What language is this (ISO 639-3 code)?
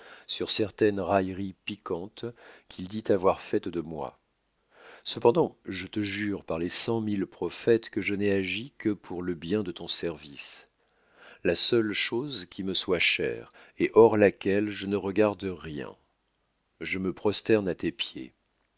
fra